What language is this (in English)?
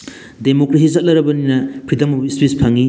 Manipuri